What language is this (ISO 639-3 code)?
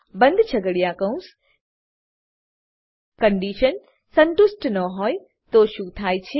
guj